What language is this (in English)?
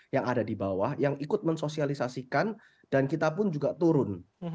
Indonesian